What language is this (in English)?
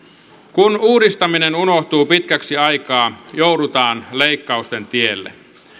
Finnish